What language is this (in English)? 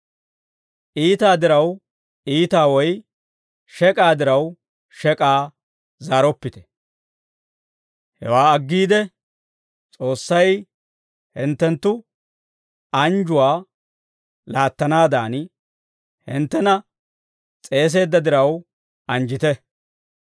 Dawro